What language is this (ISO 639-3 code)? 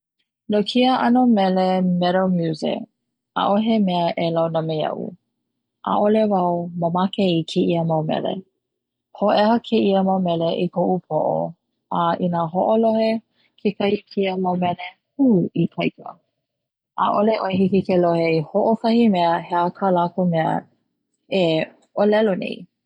haw